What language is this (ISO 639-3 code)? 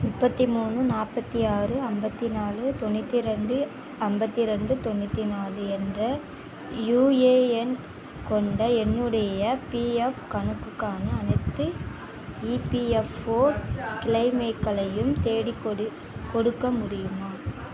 tam